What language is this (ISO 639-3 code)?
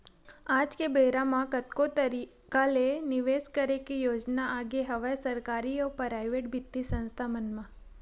hne